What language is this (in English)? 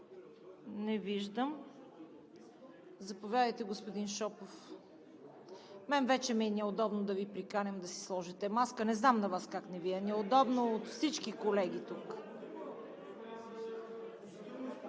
Bulgarian